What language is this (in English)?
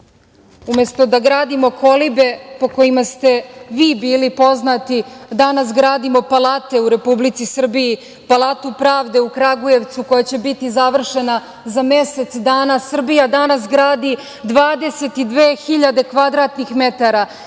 Serbian